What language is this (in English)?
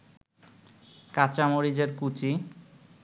Bangla